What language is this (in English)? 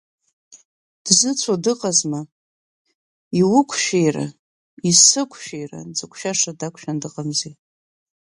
Abkhazian